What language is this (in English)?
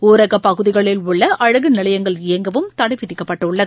Tamil